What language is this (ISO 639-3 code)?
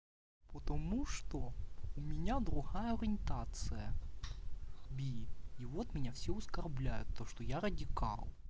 rus